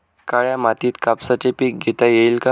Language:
Marathi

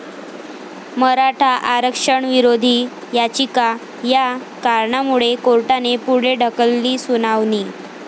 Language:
Marathi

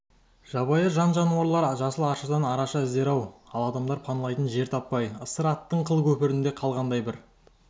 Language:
Kazakh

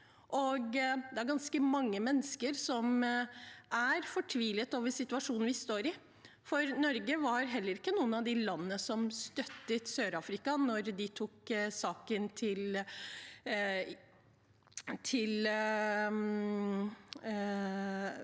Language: Norwegian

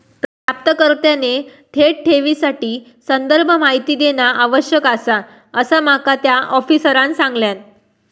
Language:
Marathi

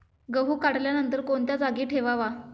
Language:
Marathi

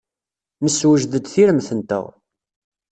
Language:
Kabyle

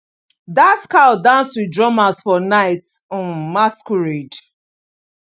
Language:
Nigerian Pidgin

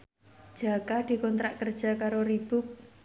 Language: Javanese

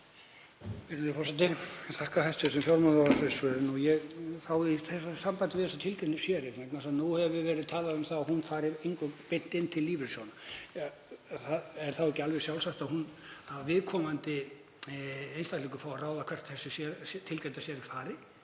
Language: Icelandic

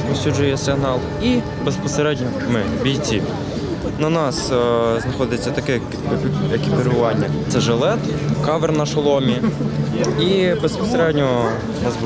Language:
Ukrainian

